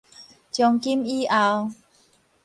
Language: Min Nan Chinese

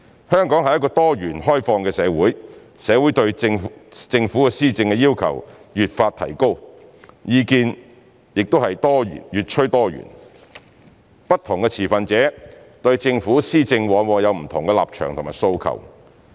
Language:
Cantonese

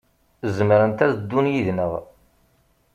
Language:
Kabyle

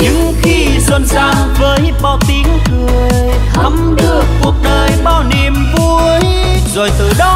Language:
Vietnamese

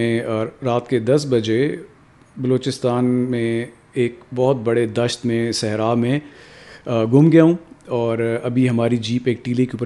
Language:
Urdu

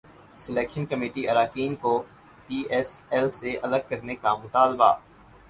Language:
Urdu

